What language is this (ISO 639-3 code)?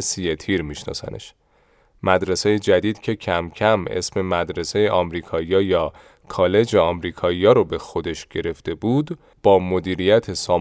fas